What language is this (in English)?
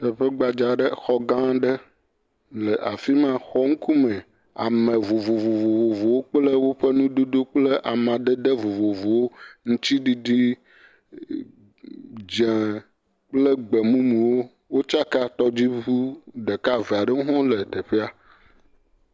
Ewe